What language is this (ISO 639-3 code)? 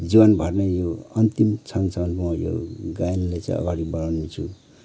nep